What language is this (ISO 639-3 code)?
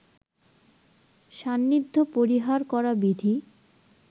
ben